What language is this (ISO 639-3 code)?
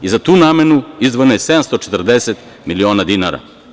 srp